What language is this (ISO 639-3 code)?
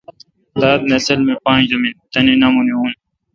xka